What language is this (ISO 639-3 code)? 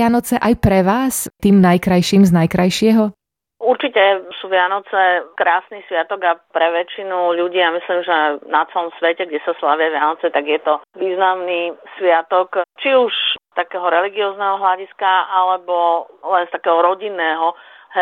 slk